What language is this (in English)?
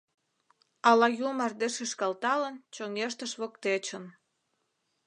Mari